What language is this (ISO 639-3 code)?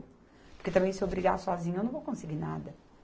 por